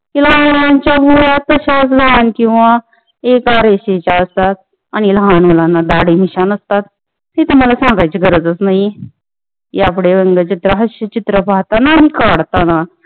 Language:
Marathi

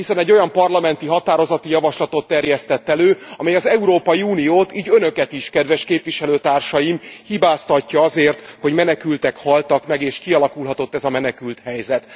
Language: Hungarian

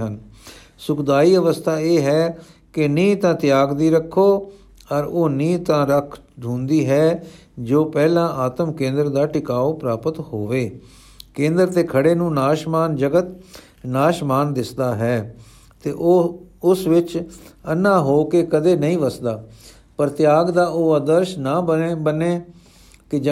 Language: Punjabi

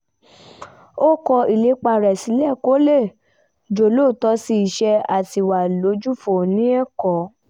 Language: Yoruba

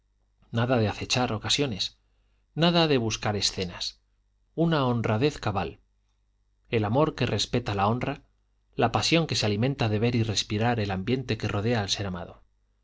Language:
Spanish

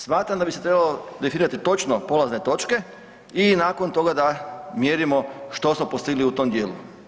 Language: Croatian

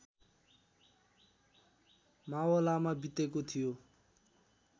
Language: Nepali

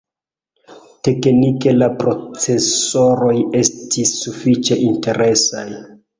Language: Esperanto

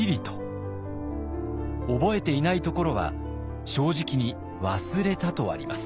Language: Japanese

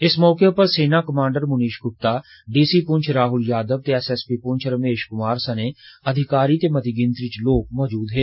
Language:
Dogri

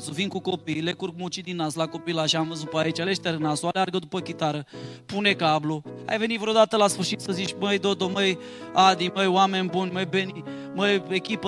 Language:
Romanian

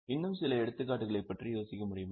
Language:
Tamil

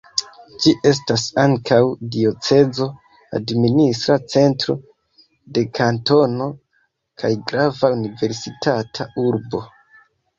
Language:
Esperanto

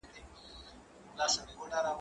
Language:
Pashto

